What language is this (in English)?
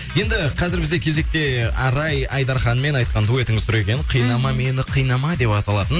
Kazakh